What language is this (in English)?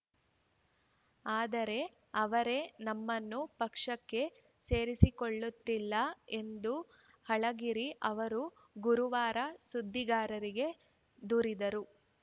Kannada